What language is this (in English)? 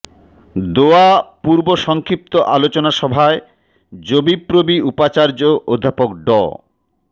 Bangla